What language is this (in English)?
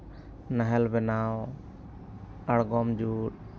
Santali